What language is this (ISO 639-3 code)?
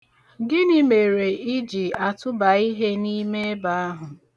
ibo